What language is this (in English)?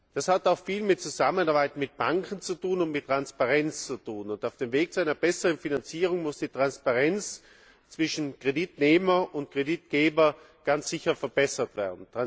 German